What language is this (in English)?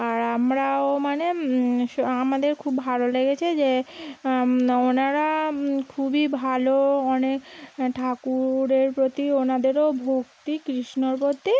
Bangla